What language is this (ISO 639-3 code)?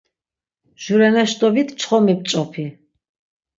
lzz